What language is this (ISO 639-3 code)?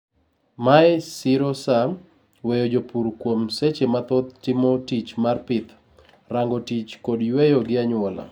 luo